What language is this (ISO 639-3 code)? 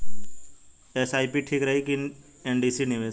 bho